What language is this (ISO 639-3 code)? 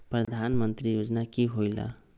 mag